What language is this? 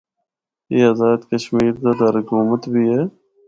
Northern Hindko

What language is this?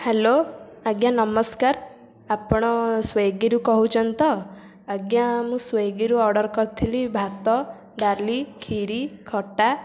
Odia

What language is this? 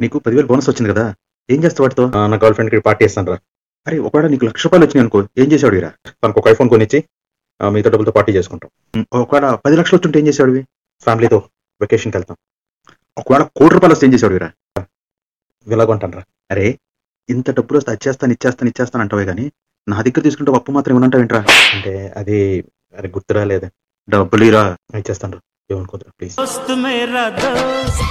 Telugu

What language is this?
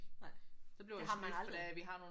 Danish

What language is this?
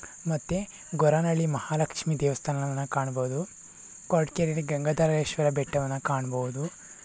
Kannada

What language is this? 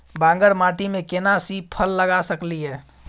Maithili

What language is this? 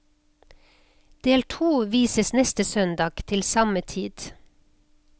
Norwegian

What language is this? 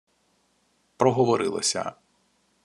Ukrainian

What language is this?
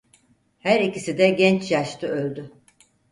Turkish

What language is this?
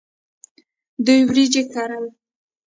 Pashto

